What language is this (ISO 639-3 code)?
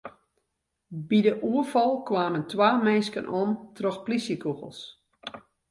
fry